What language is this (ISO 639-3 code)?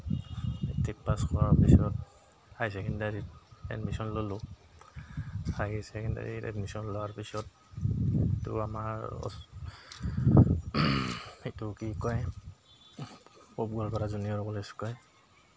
asm